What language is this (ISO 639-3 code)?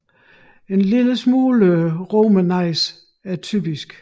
dan